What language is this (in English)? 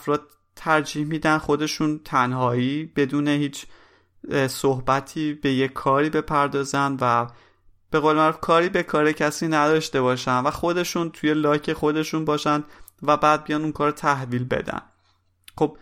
Persian